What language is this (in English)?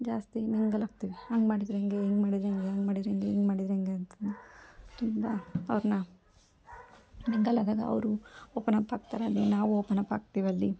Kannada